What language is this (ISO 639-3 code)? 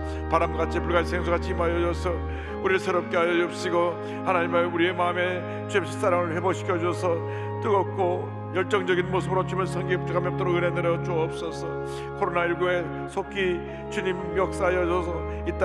kor